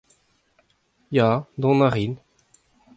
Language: Breton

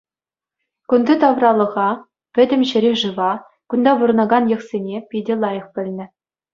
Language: Chuvash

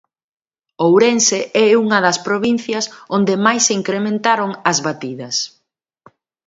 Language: Galician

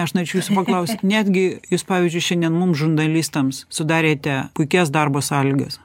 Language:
Lithuanian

